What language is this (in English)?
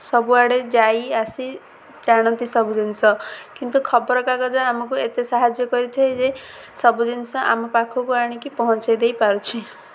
Odia